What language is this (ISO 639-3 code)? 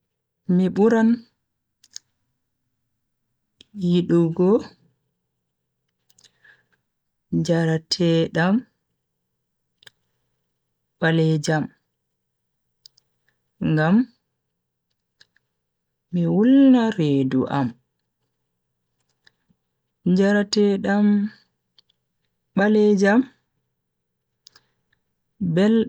fui